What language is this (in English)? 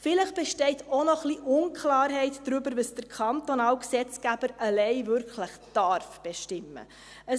Swiss German